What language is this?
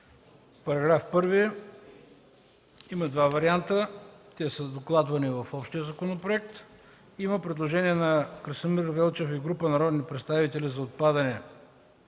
Bulgarian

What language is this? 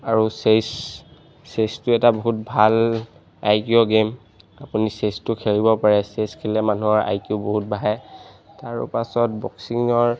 Assamese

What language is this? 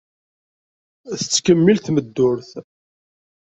Kabyle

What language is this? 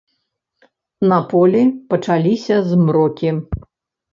Belarusian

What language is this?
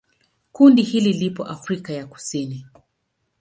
Swahili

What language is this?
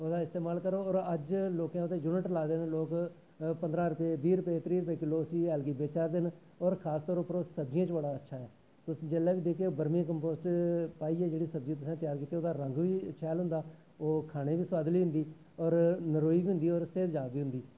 Dogri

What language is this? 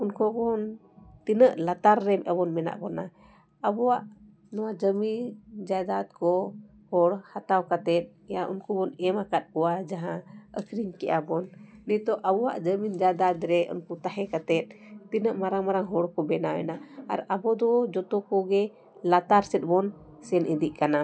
Santali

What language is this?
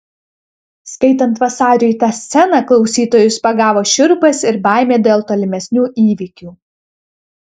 Lithuanian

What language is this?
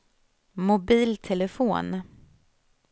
Swedish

